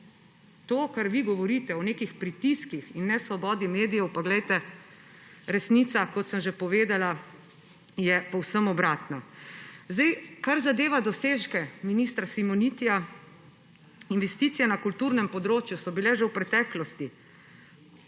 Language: Slovenian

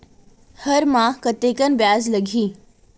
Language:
Chhattisgarhi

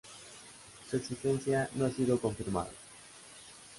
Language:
Spanish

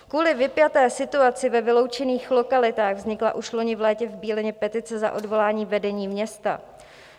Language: Czech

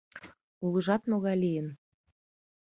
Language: Mari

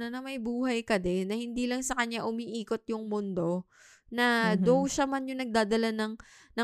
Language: Filipino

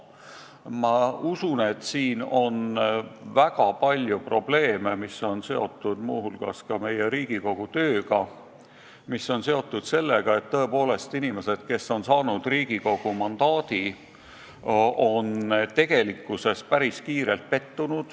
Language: Estonian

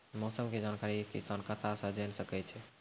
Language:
Maithili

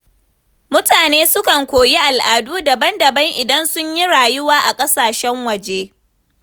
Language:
Hausa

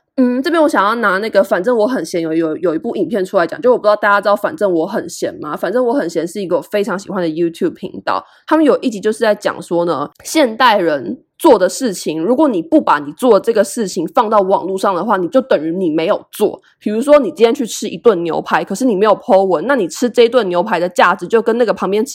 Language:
Chinese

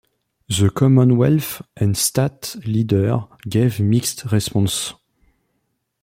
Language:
English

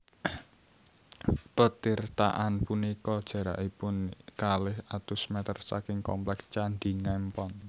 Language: Javanese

